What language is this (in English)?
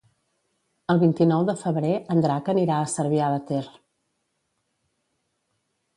Catalan